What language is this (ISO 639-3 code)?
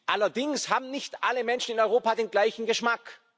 deu